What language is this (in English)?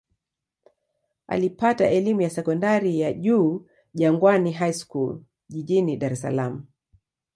Swahili